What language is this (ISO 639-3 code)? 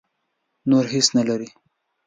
pus